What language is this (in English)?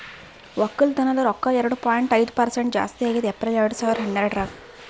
Kannada